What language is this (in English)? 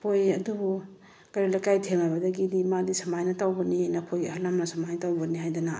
Manipuri